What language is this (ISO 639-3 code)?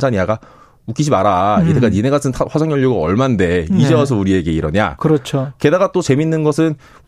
kor